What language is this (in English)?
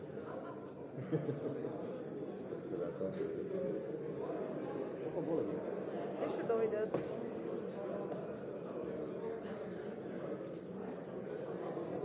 Bulgarian